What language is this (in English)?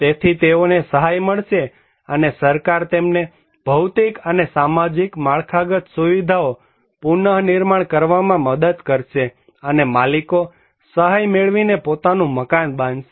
Gujarati